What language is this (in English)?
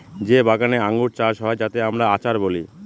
Bangla